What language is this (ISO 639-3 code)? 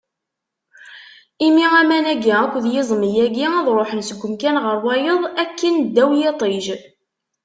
kab